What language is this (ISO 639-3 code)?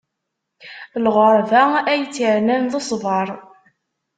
kab